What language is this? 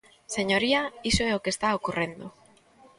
Galician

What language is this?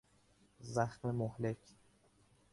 Persian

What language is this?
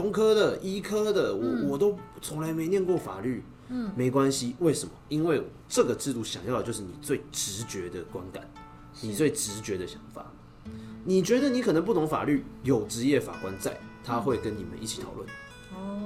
Chinese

